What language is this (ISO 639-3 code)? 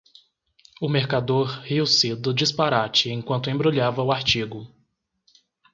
por